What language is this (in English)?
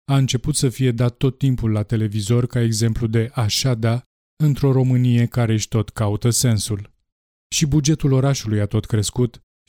Romanian